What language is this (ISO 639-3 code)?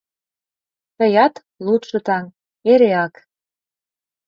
chm